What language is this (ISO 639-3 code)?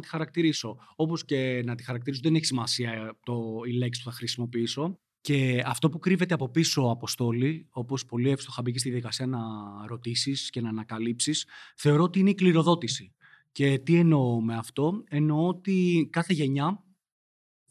ell